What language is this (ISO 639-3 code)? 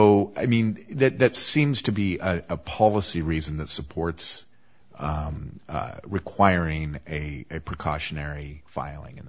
eng